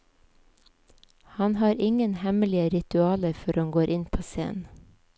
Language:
Norwegian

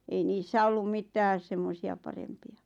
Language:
Finnish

